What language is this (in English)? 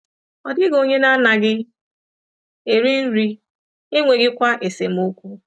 Igbo